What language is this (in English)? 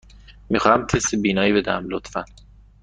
Persian